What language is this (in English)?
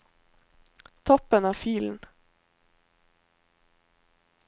Norwegian